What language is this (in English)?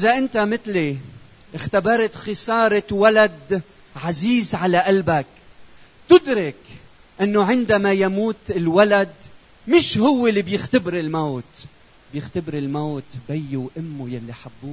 Arabic